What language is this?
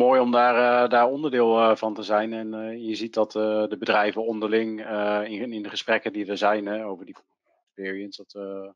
Dutch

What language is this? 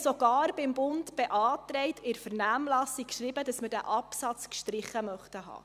Swiss German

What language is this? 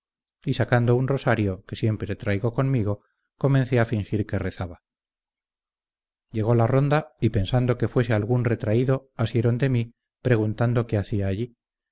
Spanish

